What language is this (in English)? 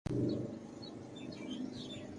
Loarki